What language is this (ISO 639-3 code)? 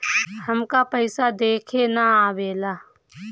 bho